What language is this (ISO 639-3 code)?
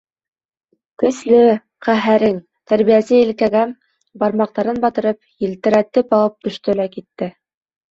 bak